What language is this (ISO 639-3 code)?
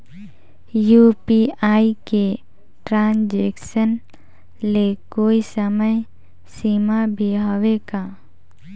hne